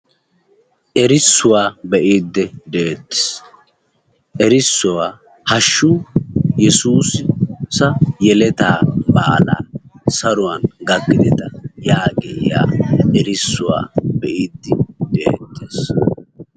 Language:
Wolaytta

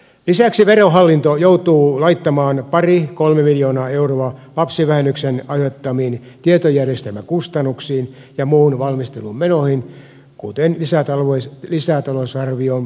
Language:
Finnish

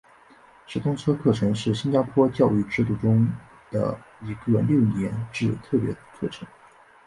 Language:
Chinese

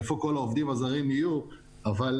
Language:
Hebrew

